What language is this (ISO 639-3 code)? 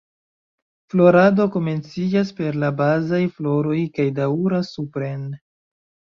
epo